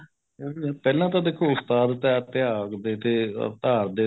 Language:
Punjabi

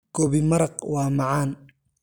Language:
Somali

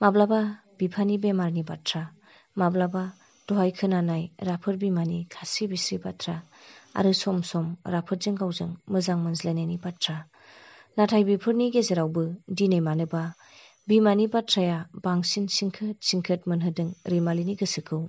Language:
Thai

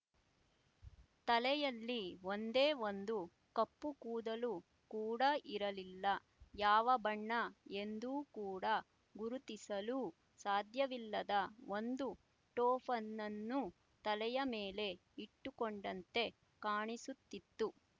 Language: Kannada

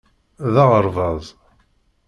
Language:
Kabyle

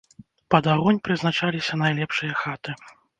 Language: Belarusian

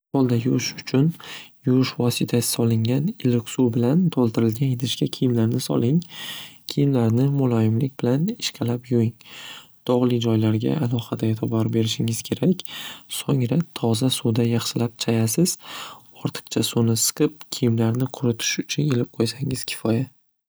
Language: Uzbek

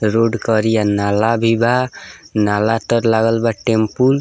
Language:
Bhojpuri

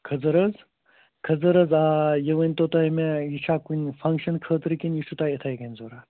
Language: Kashmiri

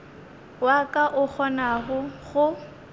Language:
Northern Sotho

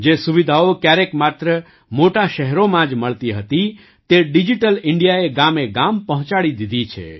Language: Gujarati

